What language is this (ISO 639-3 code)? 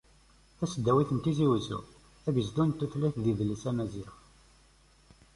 kab